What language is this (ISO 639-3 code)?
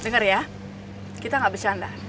ind